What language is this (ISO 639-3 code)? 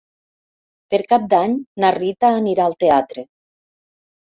cat